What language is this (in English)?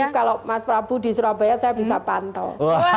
Indonesian